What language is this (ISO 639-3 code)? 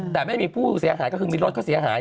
tha